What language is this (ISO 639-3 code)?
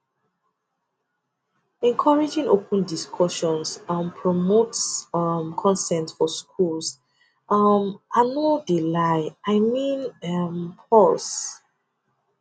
pcm